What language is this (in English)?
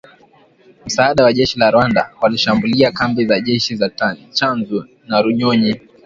Swahili